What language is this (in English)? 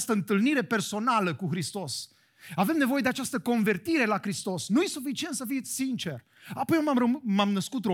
Romanian